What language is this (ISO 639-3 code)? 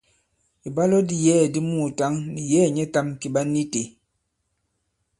abb